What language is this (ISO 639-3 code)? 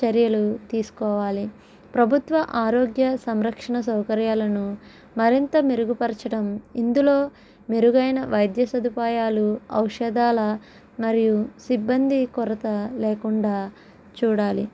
tel